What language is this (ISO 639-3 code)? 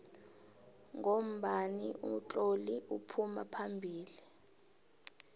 nbl